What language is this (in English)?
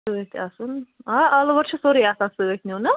Kashmiri